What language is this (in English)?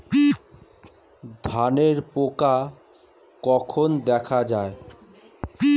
Bangla